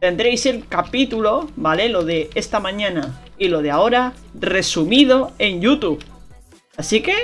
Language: Spanish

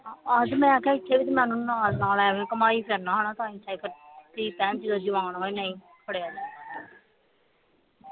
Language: Punjabi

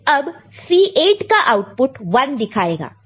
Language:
Hindi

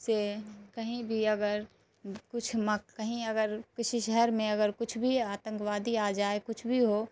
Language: Urdu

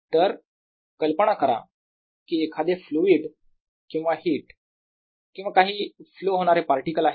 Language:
Marathi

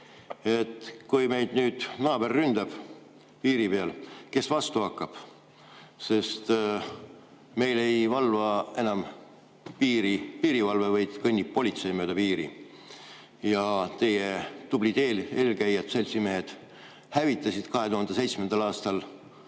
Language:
Estonian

